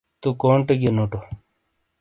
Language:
Shina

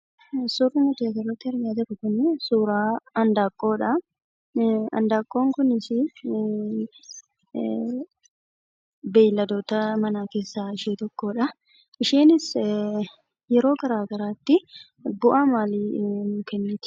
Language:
Oromo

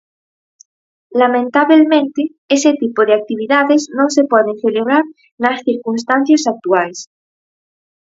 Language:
Galician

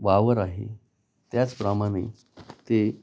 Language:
Marathi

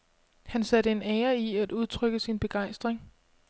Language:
Danish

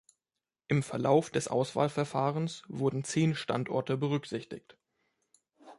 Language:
German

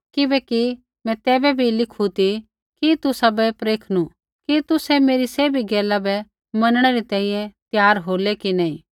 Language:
Kullu Pahari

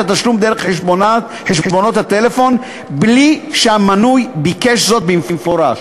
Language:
Hebrew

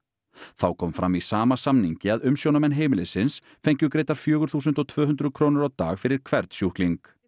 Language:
Icelandic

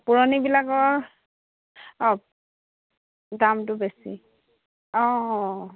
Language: Assamese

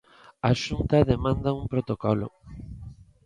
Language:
Galician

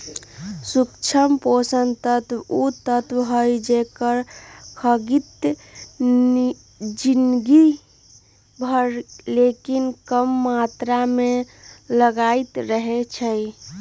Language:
Magahi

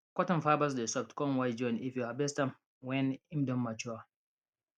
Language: Nigerian Pidgin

